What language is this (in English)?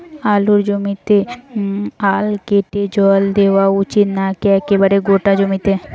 Bangla